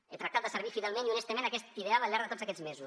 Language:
Catalan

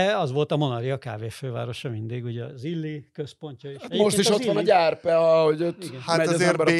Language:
Hungarian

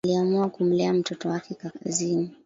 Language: Swahili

